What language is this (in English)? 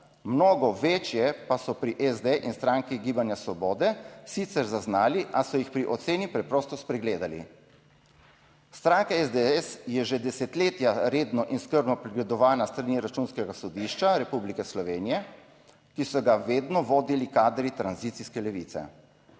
Slovenian